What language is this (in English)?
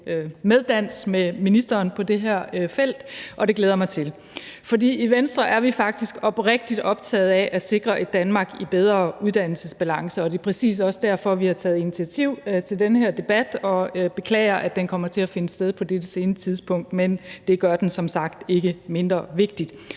Danish